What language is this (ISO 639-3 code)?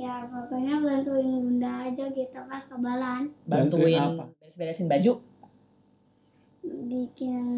ind